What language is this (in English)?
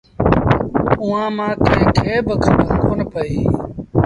Sindhi Bhil